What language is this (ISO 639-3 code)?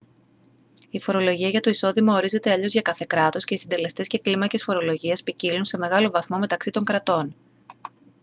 ell